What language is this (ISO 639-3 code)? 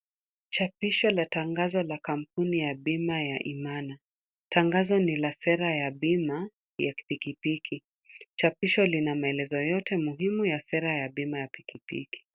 swa